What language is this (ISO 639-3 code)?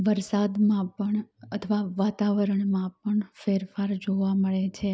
guj